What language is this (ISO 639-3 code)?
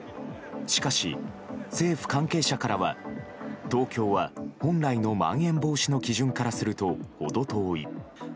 jpn